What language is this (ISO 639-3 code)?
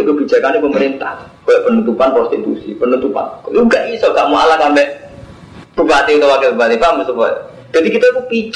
ind